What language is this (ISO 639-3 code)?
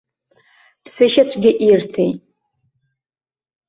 abk